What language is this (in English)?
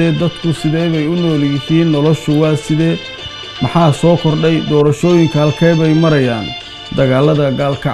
Arabic